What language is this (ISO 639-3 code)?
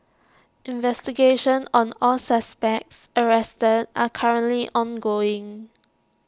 eng